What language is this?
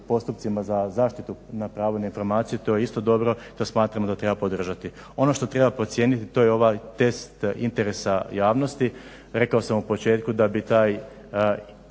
Croatian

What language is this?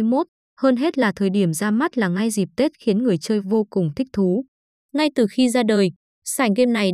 Vietnamese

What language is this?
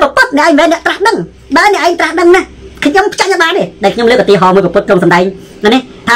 Thai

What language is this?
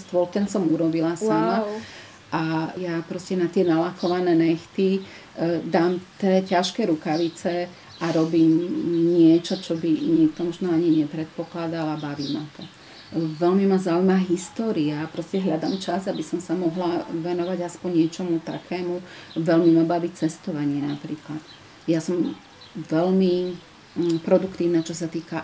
Slovak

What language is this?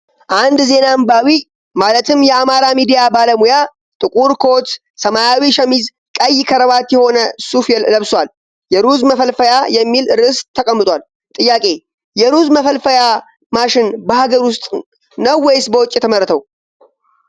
Amharic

